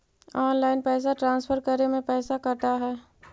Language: Magahi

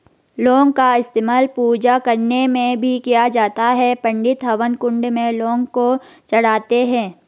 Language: Hindi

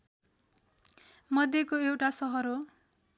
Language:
Nepali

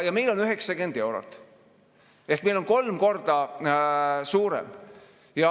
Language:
Estonian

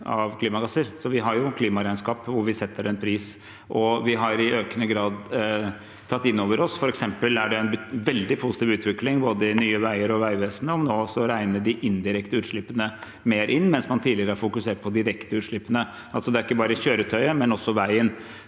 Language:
Norwegian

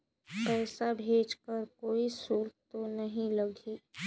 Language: Chhattisgarhi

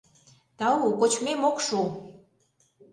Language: Mari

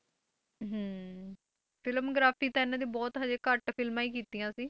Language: Punjabi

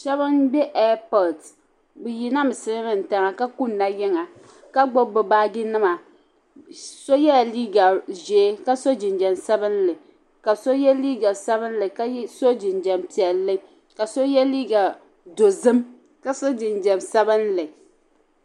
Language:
Dagbani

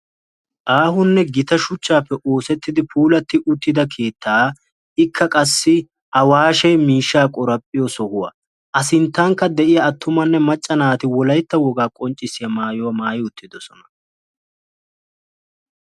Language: Wolaytta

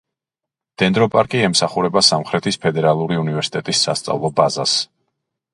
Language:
Georgian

